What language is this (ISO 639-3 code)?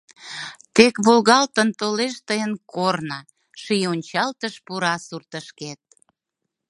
chm